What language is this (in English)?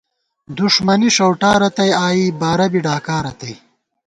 Gawar-Bati